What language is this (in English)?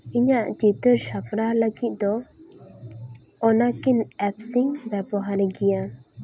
Santali